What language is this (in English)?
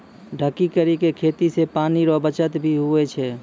Maithili